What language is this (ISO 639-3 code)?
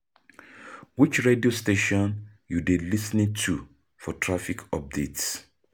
pcm